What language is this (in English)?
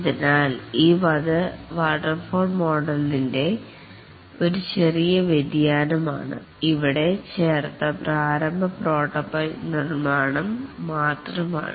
Malayalam